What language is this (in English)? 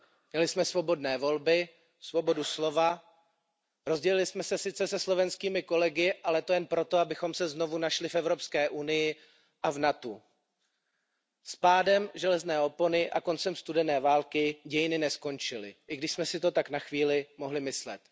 Czech